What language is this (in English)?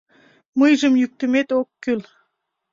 Mari